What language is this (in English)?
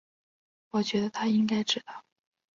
Chinese